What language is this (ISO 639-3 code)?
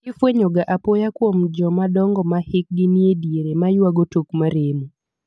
luo